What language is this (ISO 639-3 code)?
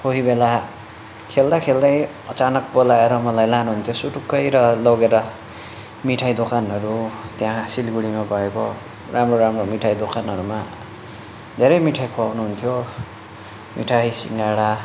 nep